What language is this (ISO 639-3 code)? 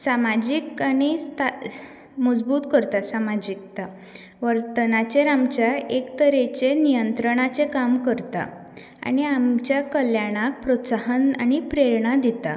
kok